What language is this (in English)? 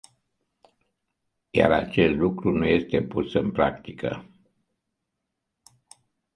Romanian